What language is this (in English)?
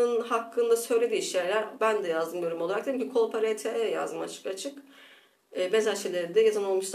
Turkish